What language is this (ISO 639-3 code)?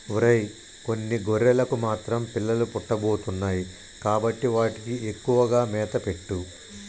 tel